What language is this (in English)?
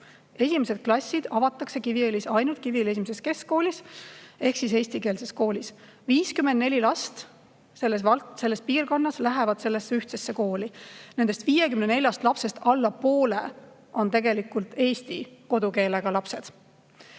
Estonian